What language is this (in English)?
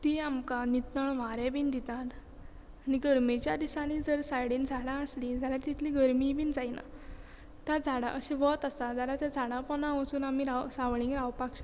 Konkani